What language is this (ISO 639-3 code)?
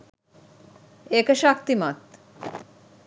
sin